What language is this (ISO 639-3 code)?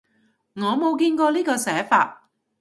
yue